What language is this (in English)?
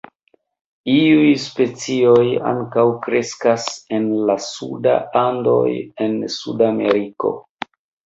Esperanto